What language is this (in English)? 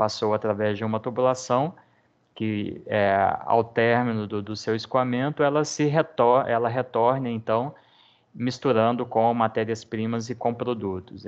Portuguese